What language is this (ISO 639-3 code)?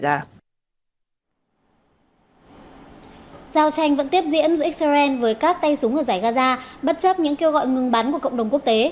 vie